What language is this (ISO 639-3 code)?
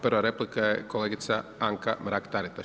hrv